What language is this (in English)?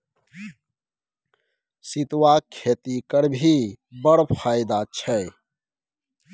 Maithili